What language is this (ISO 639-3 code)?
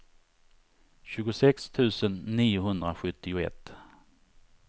swe